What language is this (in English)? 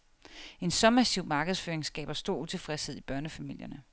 Danish